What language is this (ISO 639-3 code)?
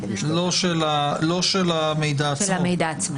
heb